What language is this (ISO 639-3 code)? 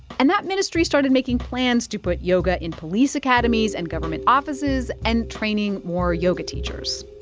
eng